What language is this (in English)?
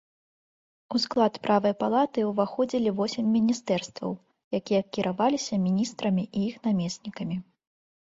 Belarusian